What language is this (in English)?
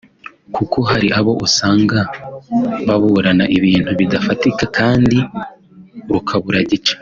Kinyarwanda